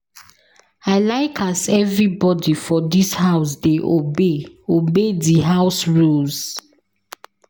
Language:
Nigerian Pidgin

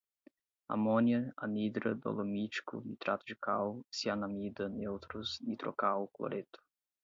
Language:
Portuguese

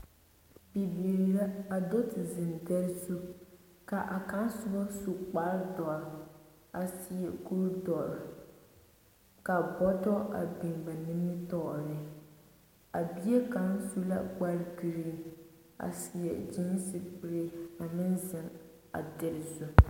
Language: Southern Dagaare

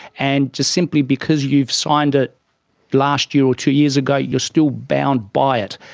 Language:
English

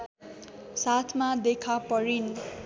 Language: Nepali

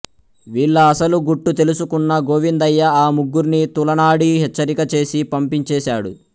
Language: Telugu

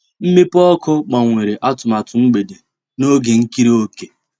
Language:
Igbo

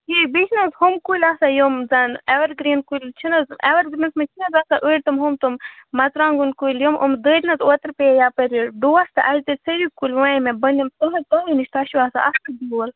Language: Kashmiri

